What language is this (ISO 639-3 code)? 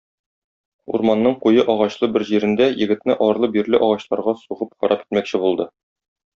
tat